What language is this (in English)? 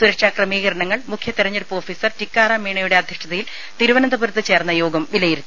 Malayalam